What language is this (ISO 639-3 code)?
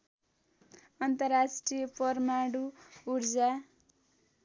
nep